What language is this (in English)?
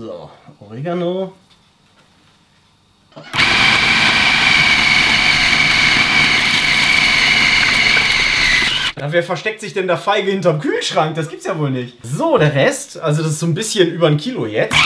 German